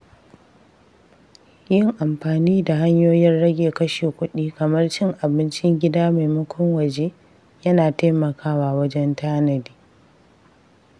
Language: Hausa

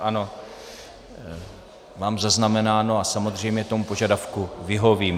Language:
Czech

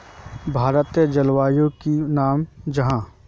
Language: Magahi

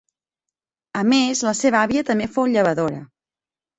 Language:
Catalan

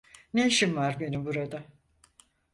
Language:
Turkish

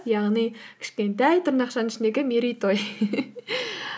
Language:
Kazakh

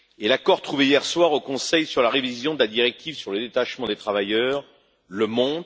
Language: French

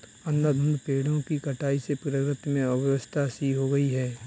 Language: Hindi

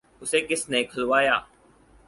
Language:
Urdu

